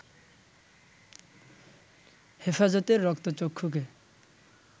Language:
Bangla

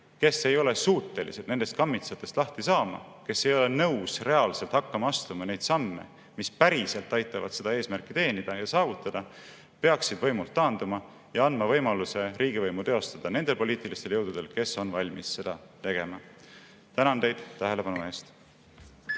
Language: Estonian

